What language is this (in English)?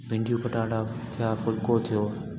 Sindhi